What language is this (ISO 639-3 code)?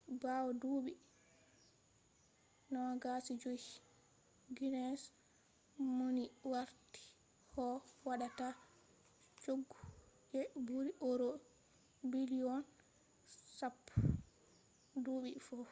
ful